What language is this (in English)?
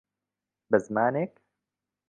Central Kurdish